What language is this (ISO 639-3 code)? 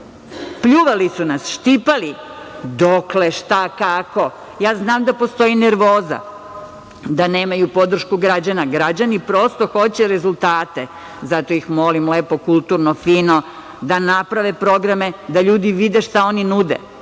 srp